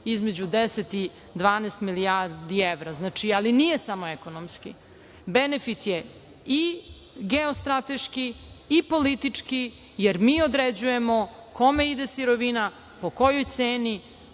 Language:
Serbian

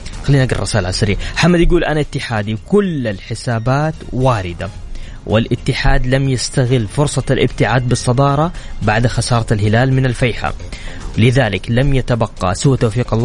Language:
Arabic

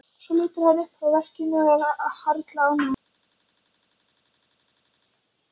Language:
Icelandic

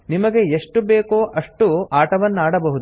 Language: Kannada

